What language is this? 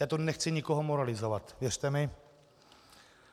Czech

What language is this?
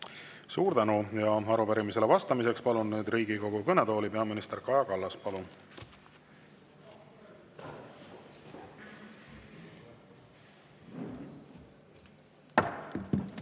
Estonian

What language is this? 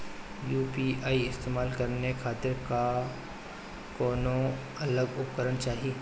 Bhojpuri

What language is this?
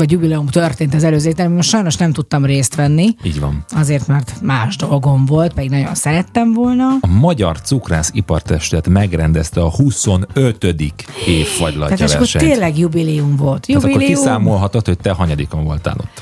Hungarian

